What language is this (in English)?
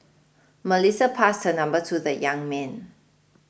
English